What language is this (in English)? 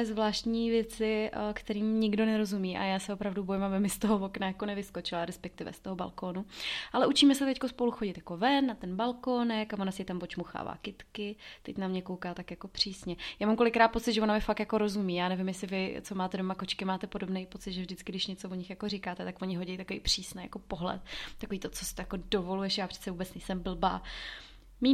Czech